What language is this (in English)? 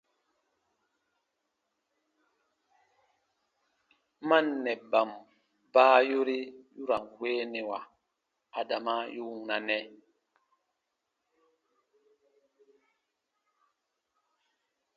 Baatonum